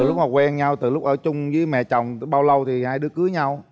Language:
Vietnamese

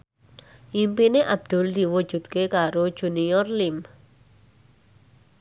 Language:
Javanese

